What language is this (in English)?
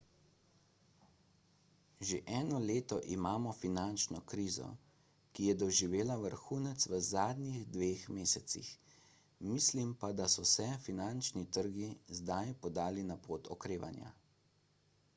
Slovenian